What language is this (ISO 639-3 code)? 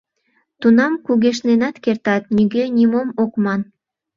chm